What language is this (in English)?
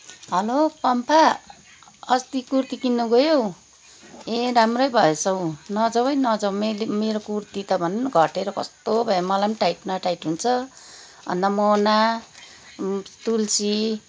Nepali